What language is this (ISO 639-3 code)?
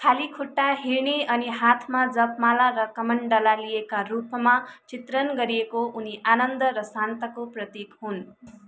nep